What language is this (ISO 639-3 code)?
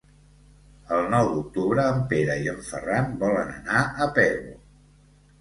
cat